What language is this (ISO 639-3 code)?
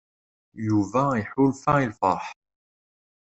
kab